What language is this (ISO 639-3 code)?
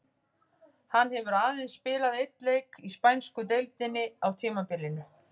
isl